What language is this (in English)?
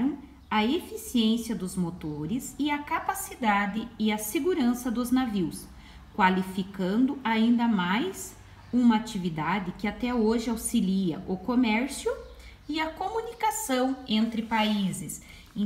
Portuguese